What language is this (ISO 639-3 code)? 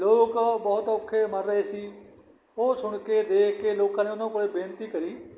pan